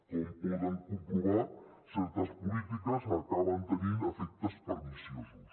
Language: Catalan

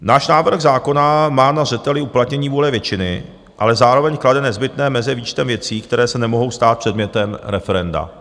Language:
Czech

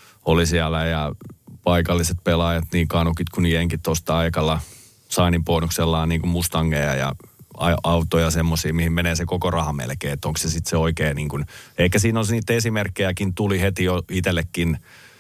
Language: Finnish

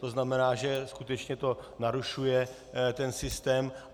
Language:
Czech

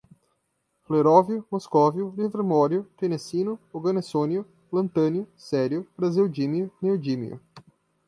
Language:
Portuguese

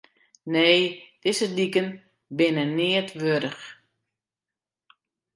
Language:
Western Frisian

